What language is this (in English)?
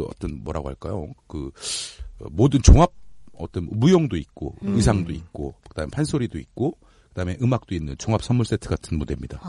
Korean